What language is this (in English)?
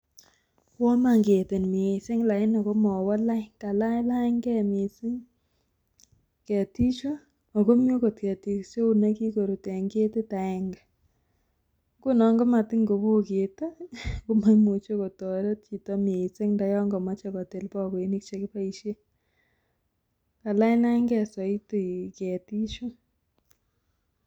Kalenjin